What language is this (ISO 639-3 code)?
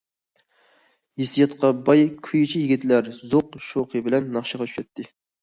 uig